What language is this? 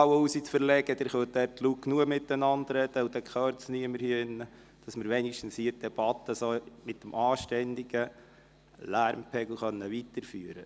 Swiss German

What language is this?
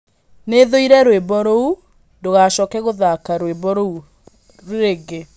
Kikuyu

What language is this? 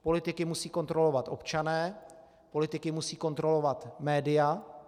Czech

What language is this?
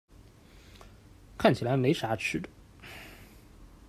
Chinese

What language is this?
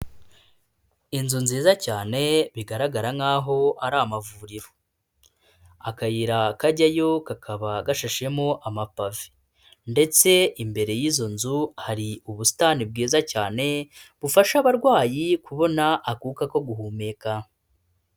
Kinyarwanda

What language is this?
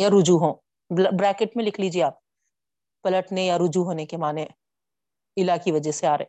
Urdu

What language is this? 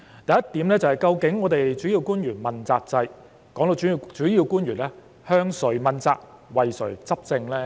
Cantonese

